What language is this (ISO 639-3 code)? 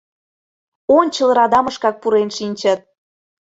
chm